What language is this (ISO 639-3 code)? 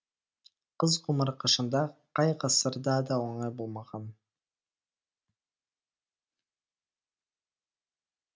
kaz